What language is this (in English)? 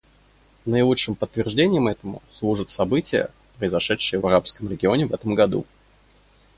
Russian